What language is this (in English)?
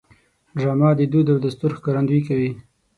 Pashto